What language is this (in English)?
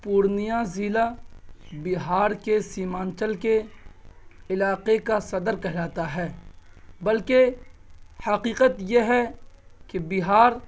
Urdu